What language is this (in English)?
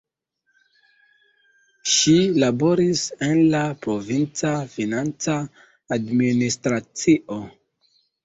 Esperanto